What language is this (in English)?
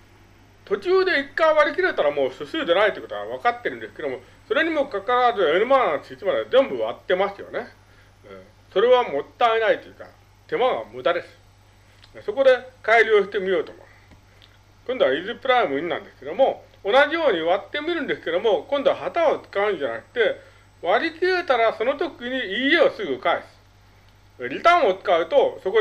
Japanese